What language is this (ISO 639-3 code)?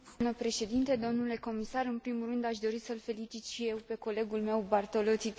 ron